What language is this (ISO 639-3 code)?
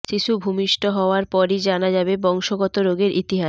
ben